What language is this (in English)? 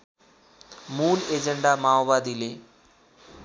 Nepali